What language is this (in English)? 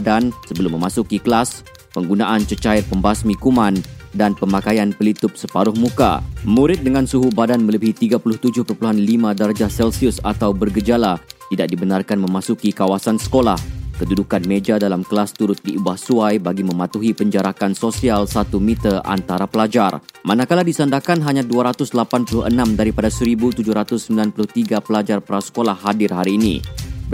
Malay